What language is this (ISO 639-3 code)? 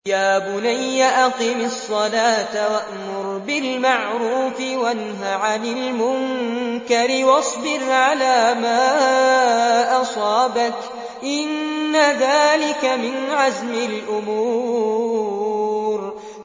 ara